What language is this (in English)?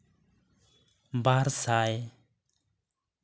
Santali